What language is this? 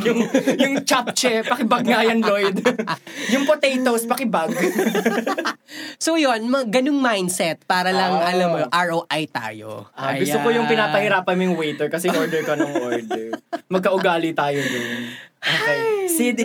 Filipino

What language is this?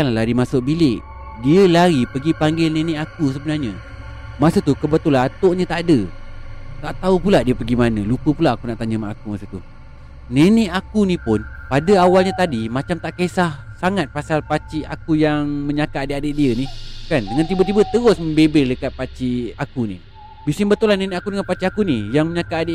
Malay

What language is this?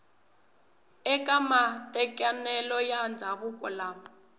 Tsonga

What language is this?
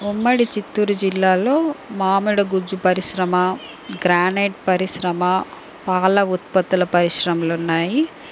Telugu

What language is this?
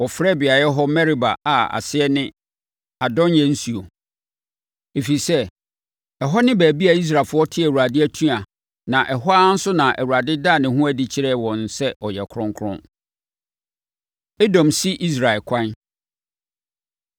Akan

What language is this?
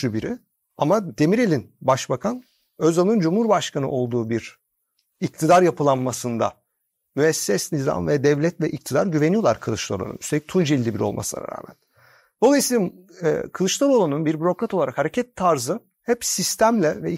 Turkish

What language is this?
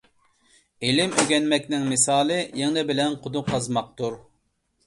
Uyghur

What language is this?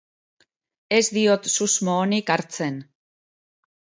Basque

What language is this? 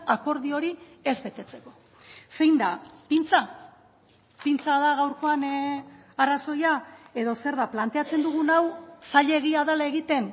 Basque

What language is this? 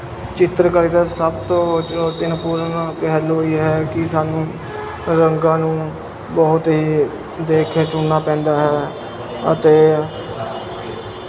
Punjabi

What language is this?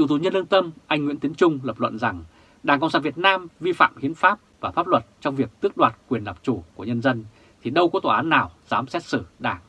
Vietnamese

